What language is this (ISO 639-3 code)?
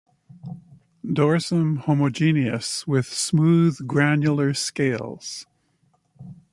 eng